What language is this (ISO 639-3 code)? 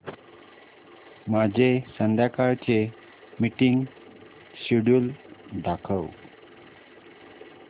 mar